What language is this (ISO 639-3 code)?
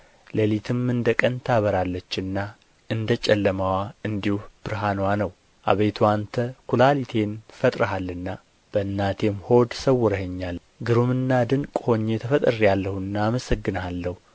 amh